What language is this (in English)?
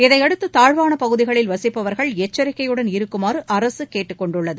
Tamil